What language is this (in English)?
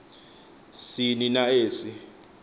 Xhosa